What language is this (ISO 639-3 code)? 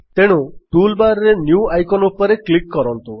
ori